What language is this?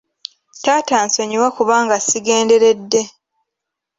Ganda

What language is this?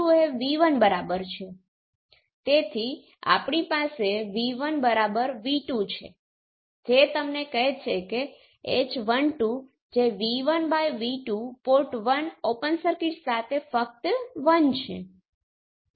Gujarati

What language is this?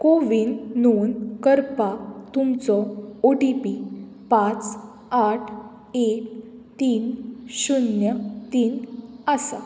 Konkani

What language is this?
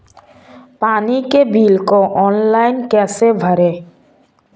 Hindi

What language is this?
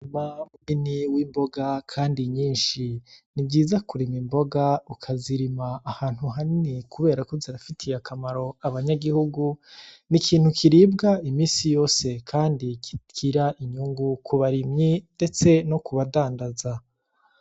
Rundi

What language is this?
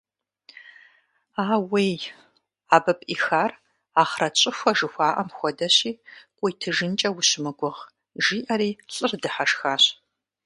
Kabardian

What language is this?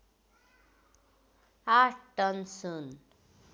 Nepali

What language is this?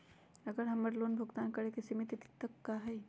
Magahi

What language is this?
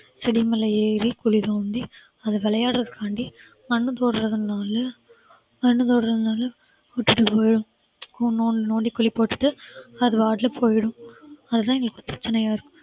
Tamil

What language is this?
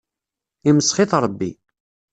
Kabyle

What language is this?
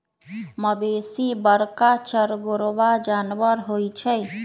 Magahi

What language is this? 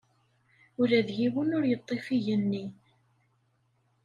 Kabyle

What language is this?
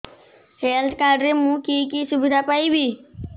Odia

